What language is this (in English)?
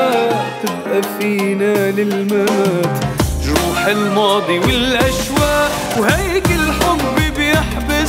Arabic